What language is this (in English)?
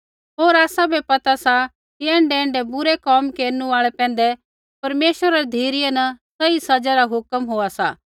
Kullu Pahari